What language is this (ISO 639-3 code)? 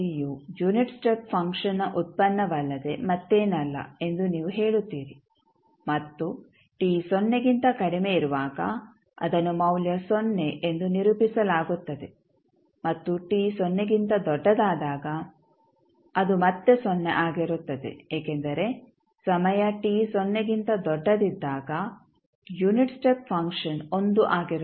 kan